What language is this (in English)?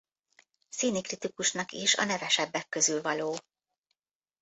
Hungarian